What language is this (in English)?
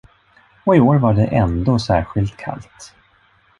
Swedish